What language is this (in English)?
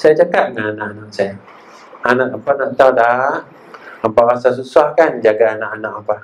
Malay